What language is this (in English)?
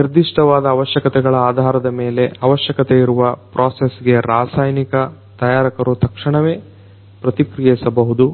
Kannada